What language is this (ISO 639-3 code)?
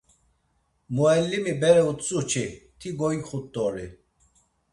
lzz